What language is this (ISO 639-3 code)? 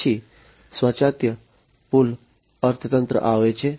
guj